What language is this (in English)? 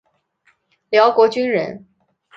Chinese